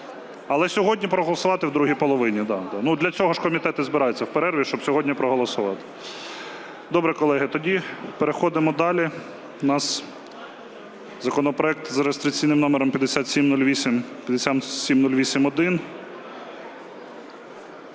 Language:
Ukrainian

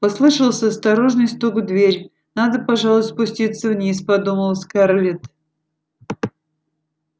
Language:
Russian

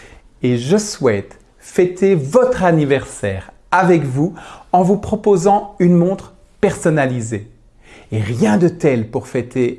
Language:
French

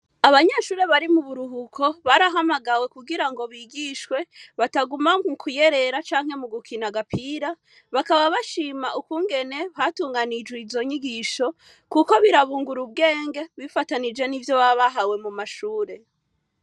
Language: Rundi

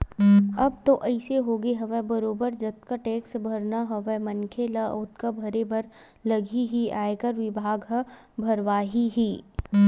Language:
Chhattisgarhi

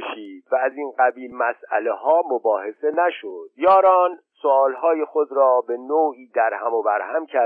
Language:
Persian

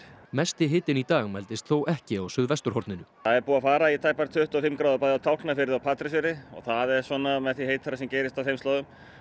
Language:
Icelandic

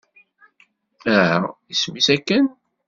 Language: Kabyle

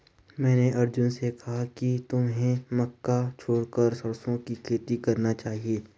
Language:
Hindi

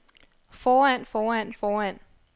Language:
Danish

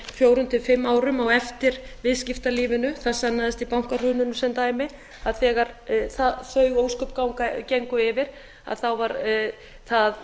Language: Icelandic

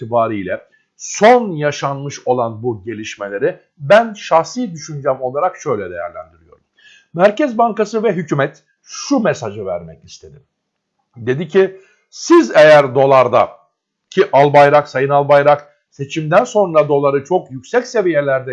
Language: Turkish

